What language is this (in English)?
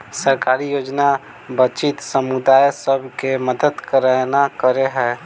Maithili